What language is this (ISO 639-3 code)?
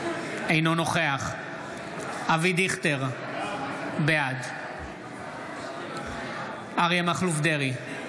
heb